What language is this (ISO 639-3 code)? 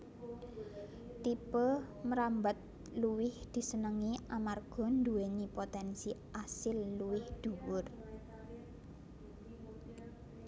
jav